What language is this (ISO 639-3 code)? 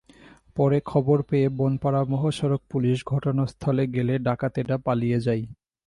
ben